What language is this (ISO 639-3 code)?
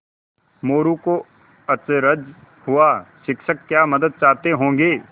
hin